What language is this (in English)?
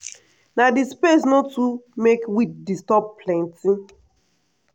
Nigerian Pidgin